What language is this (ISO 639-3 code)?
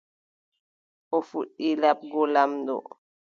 fub